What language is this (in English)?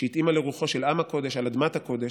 Hebrew